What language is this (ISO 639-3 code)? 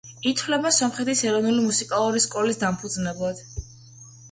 kat